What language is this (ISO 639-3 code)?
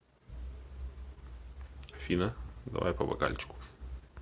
rus